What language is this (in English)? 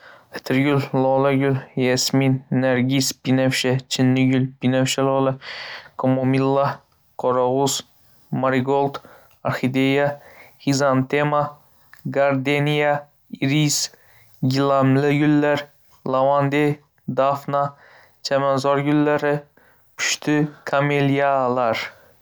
Uzbek